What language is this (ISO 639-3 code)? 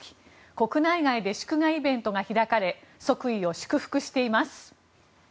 jpn